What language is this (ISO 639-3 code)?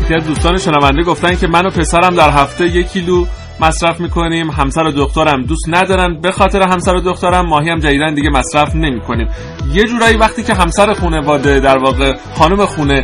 fas